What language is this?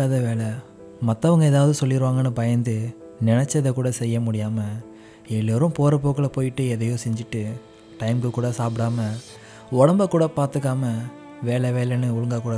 Tamil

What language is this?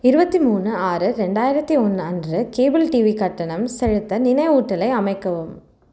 Tamil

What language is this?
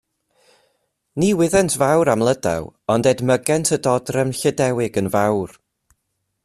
Welsh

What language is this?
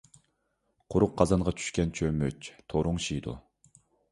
Uyghur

